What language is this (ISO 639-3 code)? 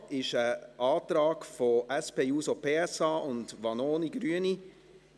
gsw